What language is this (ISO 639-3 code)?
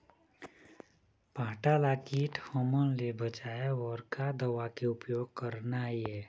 hne